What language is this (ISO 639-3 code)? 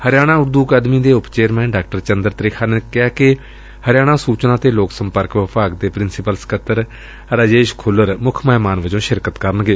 pan